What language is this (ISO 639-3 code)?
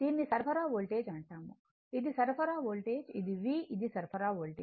tel